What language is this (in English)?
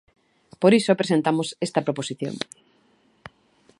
Galician